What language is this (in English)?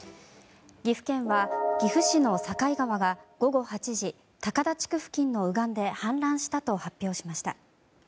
Japanese